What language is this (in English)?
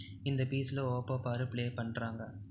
Tamil